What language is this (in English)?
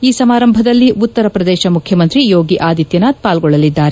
Kannada